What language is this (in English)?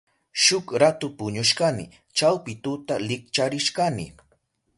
Southern Pastaza Quechua